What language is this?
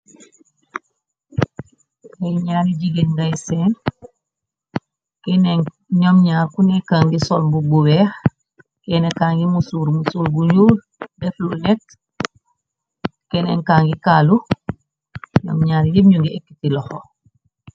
Wolof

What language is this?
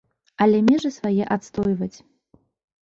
Belarusian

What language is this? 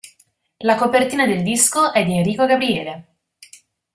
Italian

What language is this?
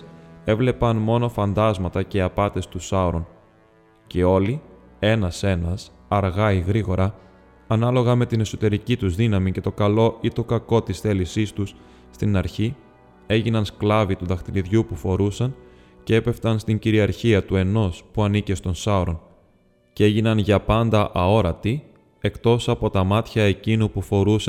Greek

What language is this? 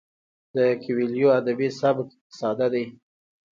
Pashto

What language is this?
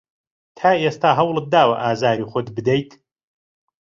Central Kurdish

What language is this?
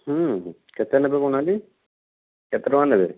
Odia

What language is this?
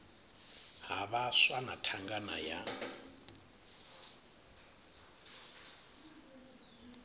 Venda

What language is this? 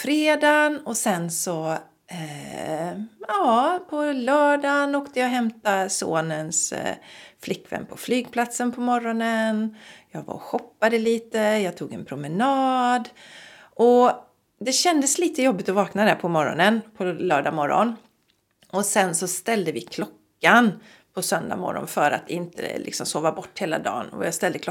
Swedish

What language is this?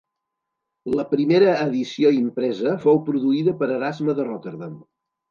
Catalan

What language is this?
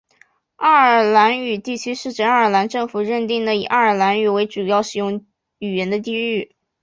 Chinese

